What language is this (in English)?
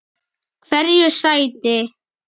Icelandic